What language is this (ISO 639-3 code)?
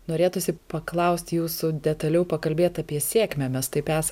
lit